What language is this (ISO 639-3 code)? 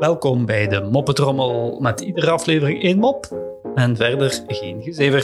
nld